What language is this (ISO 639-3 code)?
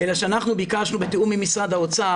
heb